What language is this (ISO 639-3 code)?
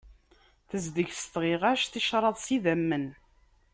kab